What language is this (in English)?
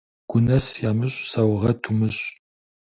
Kabardian